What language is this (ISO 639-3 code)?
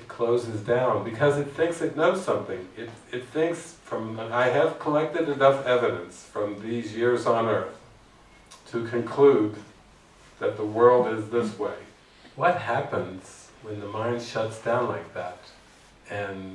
eng